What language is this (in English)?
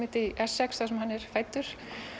Icelandic